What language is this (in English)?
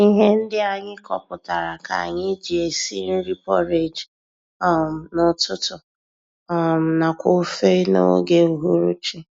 Igbo